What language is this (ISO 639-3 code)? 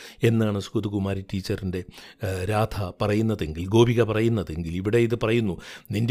mal